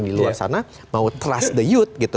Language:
Indonesian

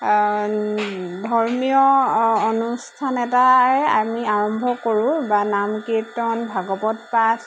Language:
Assamese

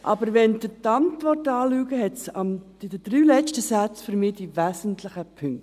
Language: Swiss German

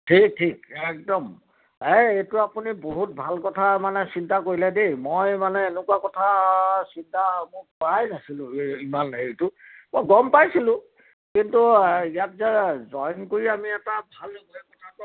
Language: Assamese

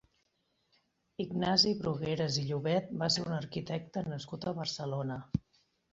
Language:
Catalan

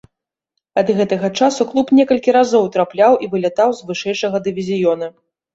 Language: Belarusian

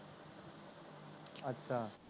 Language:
Punjabi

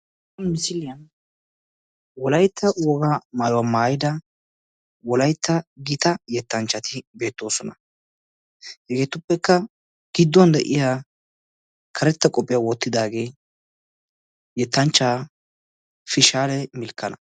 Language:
Wolaytta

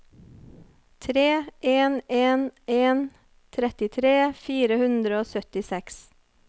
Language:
Norwegian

